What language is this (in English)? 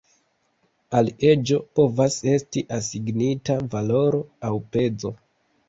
Esperanto